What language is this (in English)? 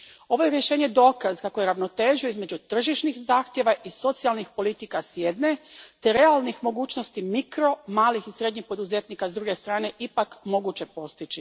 Croatian